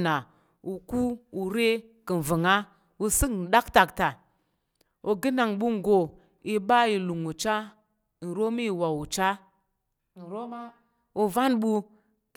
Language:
Tarok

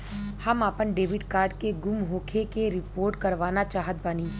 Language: Bhojpuri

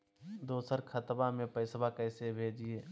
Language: Magahi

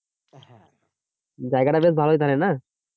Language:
Bangla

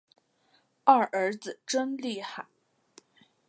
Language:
Chinese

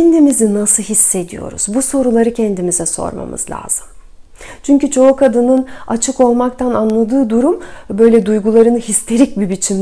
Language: Turkish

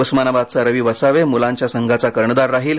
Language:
Marathi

